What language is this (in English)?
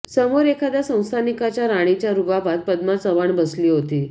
Marathi